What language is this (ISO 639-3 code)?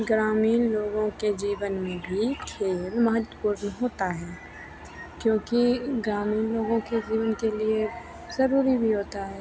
hin